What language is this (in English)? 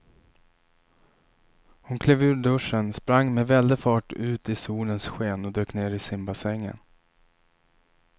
Swedish